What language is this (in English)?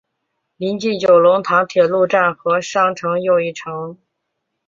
Chinese